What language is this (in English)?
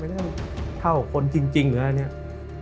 Thai